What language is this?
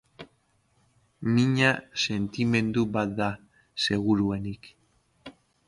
Basque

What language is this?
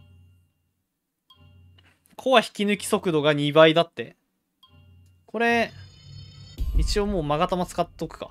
Japanese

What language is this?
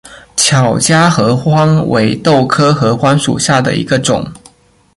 Chinese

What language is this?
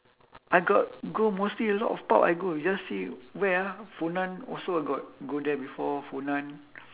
English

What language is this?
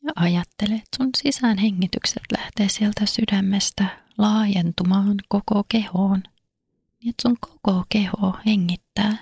Finnish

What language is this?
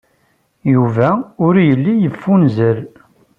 Kabyle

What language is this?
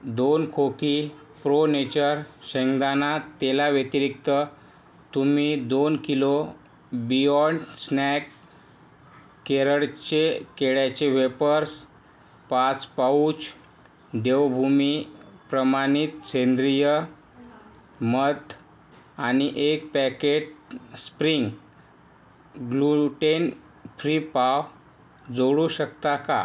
Marathi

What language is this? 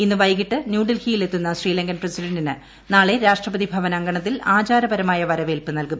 Malayalam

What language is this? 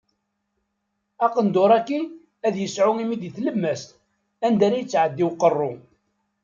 Kabyle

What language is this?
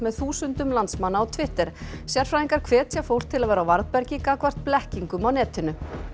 Icelandic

